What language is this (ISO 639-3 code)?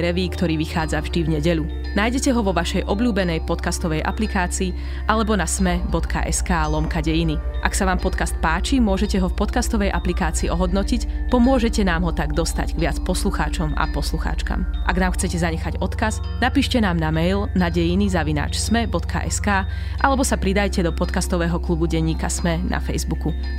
slk